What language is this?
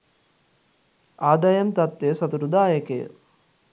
Sinhala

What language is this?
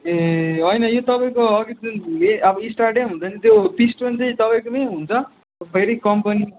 Nepali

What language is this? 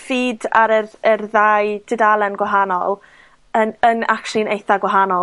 Welsh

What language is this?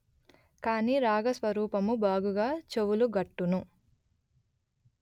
Telugu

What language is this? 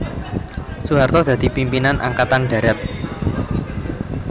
Javanese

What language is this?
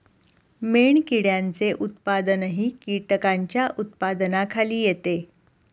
Marathi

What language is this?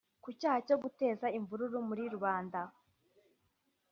Kinyarwanda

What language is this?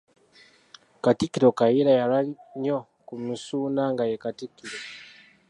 Ganda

